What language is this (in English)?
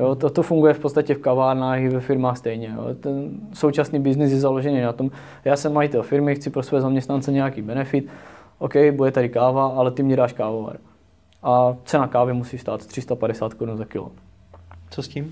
Czech